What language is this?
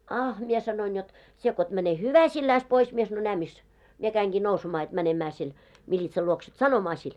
Finnish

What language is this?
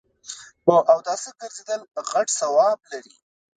Pashto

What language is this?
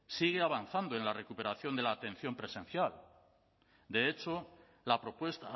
Spanish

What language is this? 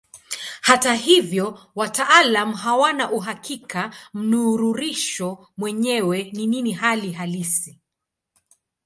Swahili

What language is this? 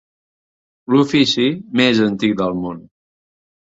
Catalan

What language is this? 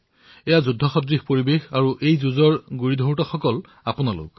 Assamese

